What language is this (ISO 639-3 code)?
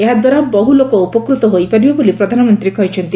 ori